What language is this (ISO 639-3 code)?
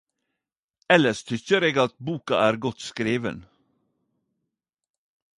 nno